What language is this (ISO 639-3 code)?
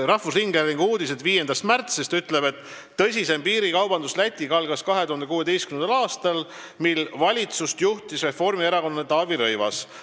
est